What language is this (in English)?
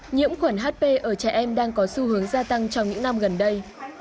Vietnamese